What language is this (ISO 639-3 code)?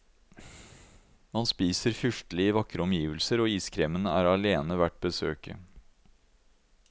nor